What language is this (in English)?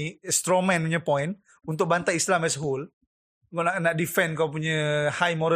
Malay